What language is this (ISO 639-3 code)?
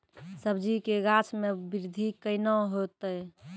mai